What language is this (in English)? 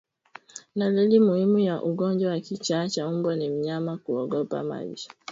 Swahili